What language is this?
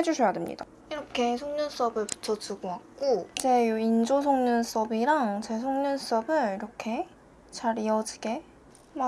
Korean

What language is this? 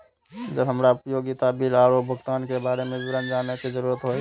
Maithili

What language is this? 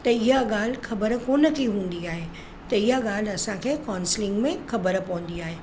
Sindhi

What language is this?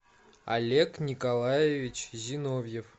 Russian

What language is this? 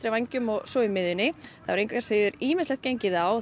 Icelandic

